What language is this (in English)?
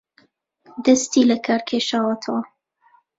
Central Kurdish